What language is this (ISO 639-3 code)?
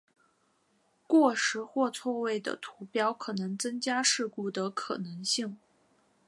zho